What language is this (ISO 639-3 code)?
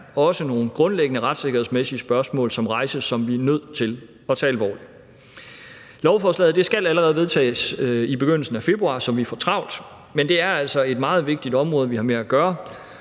dan